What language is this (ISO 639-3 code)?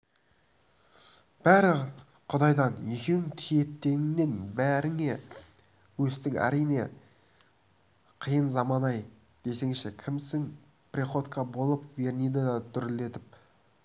kaz